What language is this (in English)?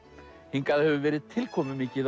Icelandic